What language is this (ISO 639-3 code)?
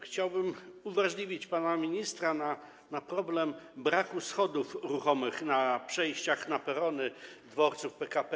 pol